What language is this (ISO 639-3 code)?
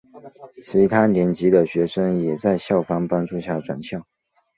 zho